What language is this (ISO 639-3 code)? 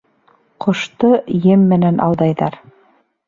bak